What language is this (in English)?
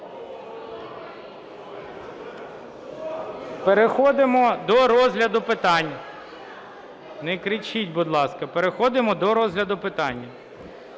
Ukrainian